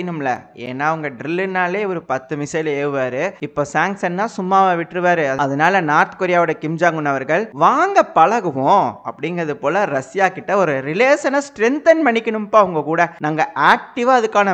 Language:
Indonesian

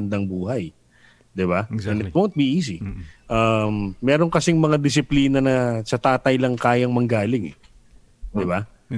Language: Filipino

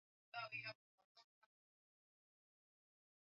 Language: Swahili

